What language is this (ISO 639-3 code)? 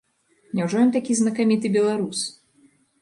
bel